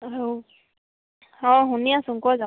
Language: Assamese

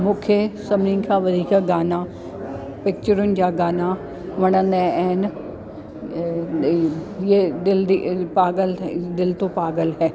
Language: Sindhi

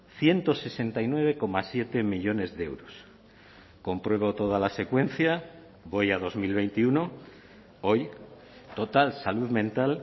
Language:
Spanish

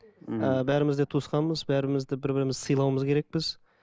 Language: Kazakh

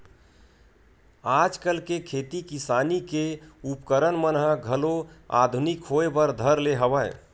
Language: Chhattisgarhi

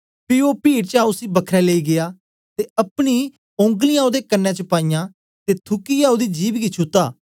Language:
Dogri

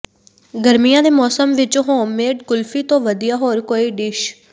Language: Punjabi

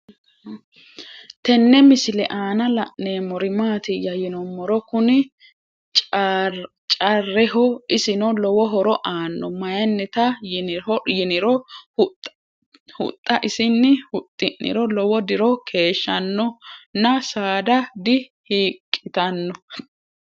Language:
Sidamo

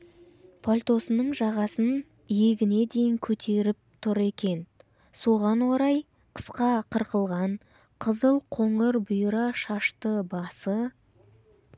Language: Kazakh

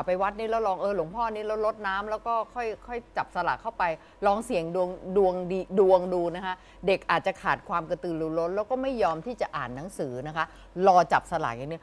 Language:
Thai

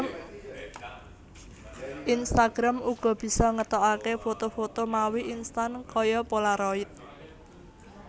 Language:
Javanese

